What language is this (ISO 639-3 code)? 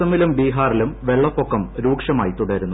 mal